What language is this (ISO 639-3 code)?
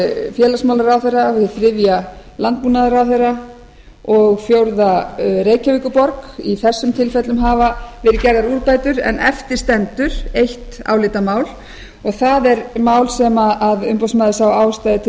isl